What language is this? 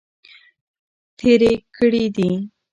Pashto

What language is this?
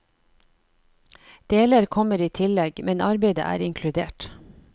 Norwegian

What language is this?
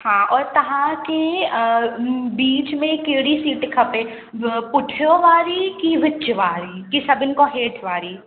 Sindhi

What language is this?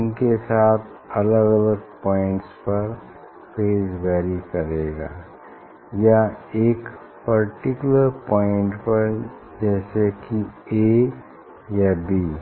Hindi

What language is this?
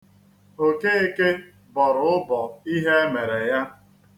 Igbo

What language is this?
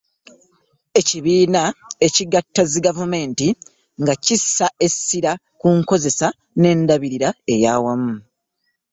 Ganda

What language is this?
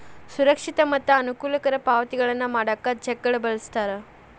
Kannada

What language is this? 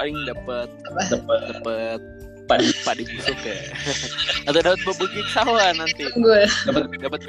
Indonesian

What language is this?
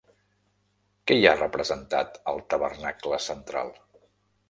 Catalan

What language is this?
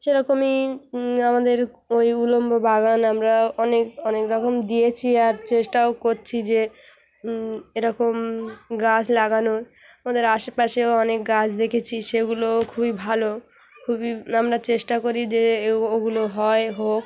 Bangla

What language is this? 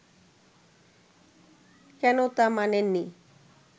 Bangla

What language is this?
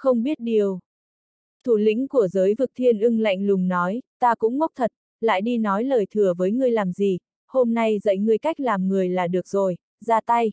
Vietnamese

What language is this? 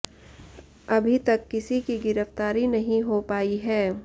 Hindi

